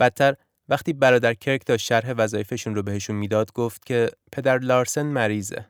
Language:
Persian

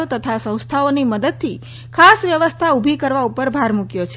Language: Gujarati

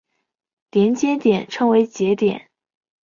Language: Chinese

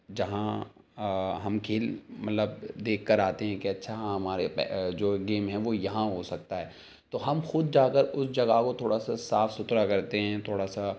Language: Urdu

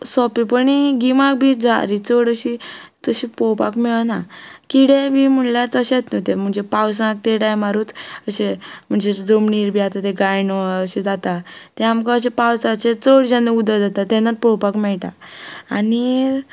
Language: Konkani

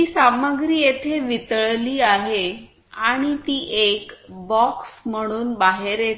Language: Marathi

